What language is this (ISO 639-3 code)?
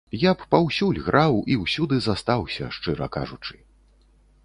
bel